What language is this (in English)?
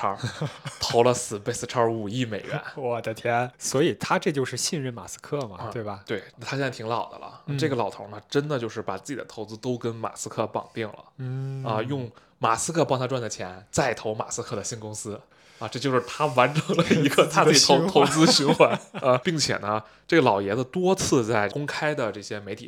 Chinese